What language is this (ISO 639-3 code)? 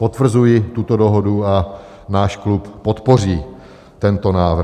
ces